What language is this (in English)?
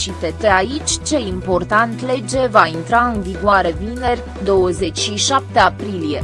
Romanian